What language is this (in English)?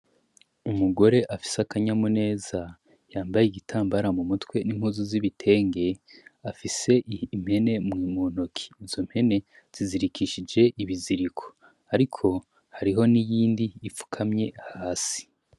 Rundi